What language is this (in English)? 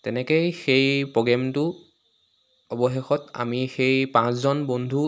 Assamese